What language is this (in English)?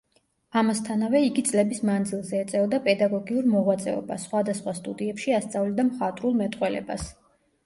Georgian